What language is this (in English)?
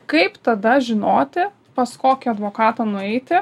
Lithuanian